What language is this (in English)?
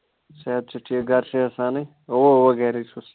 Kashmiri